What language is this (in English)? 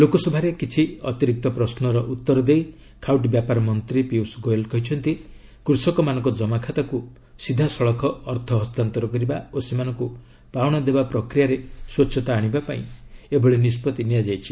Odia